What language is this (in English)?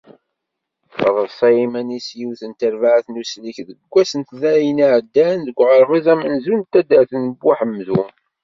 Kabyle